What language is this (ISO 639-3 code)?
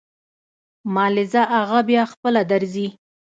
pus